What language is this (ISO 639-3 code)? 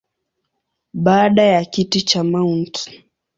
swa